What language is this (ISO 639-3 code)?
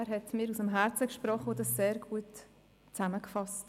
gsw